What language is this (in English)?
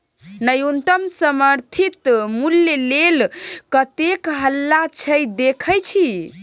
Maithili